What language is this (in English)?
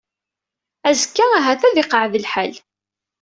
Kabyle